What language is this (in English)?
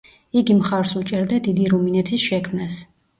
Georgian